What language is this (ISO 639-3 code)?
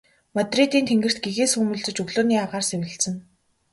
mon